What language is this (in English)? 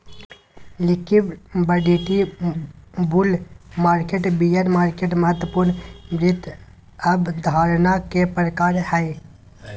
Magahi